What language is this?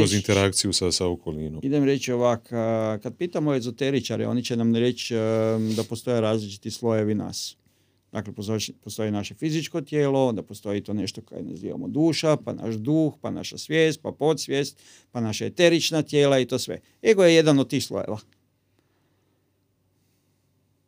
Croatian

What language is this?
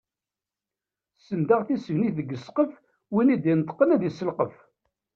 Kabyle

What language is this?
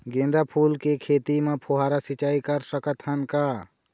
Chhattisgarhi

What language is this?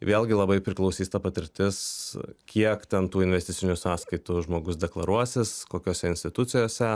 Lithuanian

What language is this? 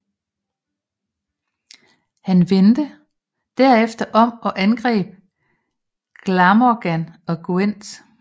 Danish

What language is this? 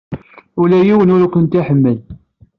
Kabyle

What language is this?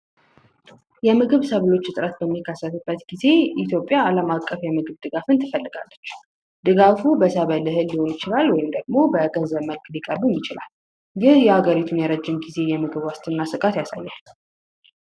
Amharic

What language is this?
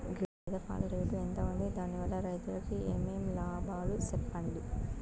Telugu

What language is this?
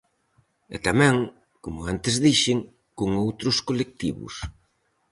Galician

